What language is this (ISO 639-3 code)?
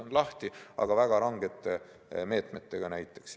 est